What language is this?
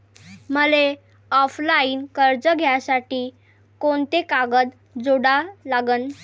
Marathi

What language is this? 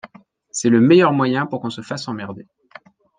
French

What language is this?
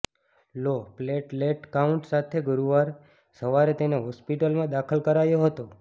Gujarati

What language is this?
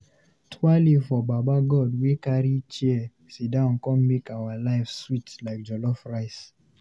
Nigerian Pidgin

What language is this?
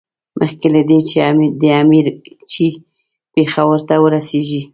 Pashto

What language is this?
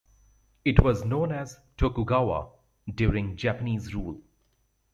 English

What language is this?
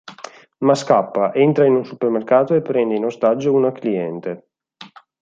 Italian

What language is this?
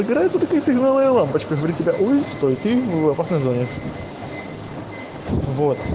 Russian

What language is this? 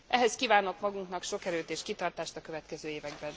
Hungarian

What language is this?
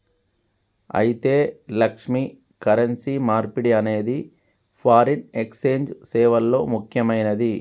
Telugu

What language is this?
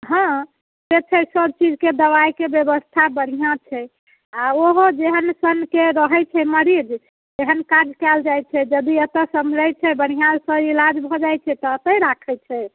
Maithili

